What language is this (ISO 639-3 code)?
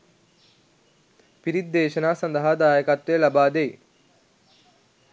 sin